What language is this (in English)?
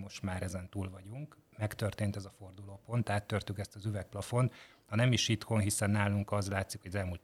Hungarian